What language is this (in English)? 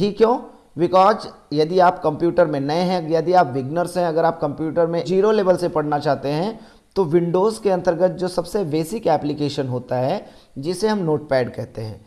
Hindi